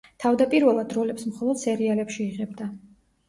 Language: Georgian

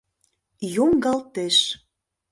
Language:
Mari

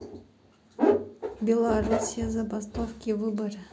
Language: Russian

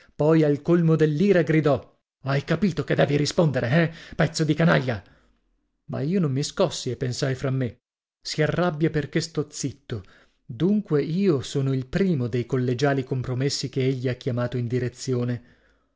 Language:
Italian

